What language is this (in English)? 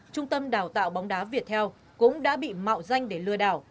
Vietnamese